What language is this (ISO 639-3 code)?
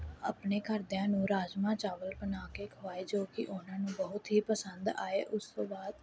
pan